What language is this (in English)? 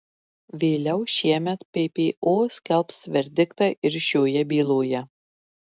Lithuanian